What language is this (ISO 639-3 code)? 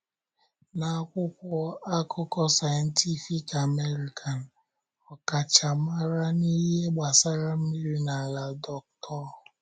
ibo